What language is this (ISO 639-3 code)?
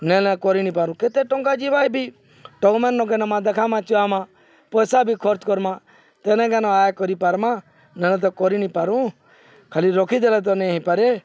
ori